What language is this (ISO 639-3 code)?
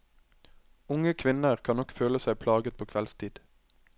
nor